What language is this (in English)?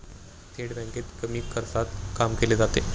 Marathi